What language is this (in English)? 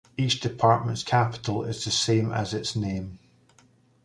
English